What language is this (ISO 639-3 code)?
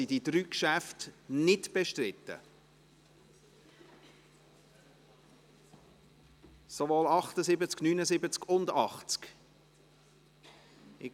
gsw